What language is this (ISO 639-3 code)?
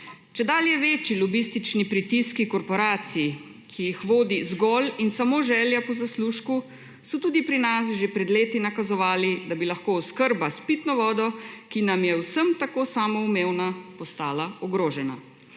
slv